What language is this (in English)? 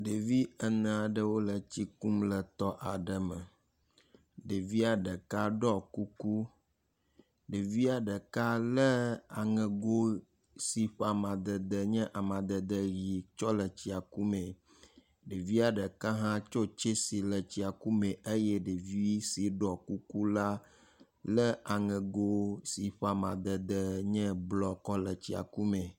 Ewe